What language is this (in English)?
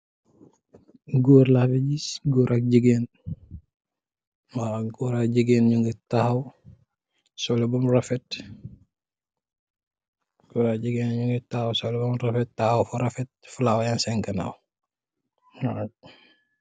Wolof